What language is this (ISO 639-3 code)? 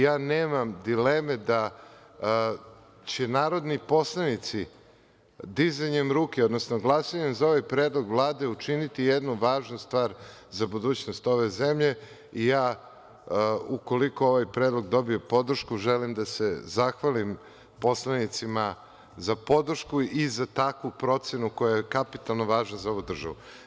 srp